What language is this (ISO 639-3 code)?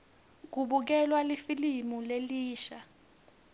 ssw